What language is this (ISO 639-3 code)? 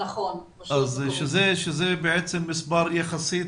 heb